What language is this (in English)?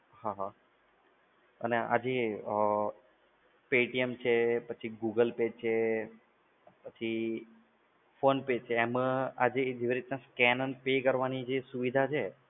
Gujarati